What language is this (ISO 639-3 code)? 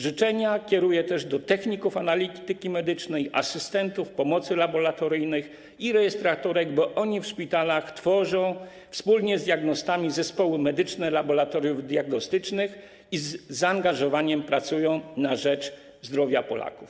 pol